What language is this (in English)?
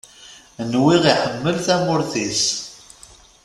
Kabyle